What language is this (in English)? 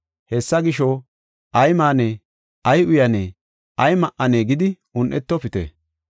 Gofa